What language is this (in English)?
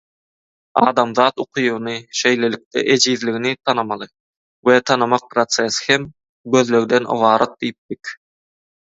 Turkmen